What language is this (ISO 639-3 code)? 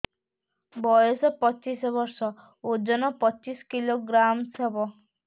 ori